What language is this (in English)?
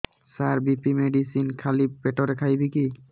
Odia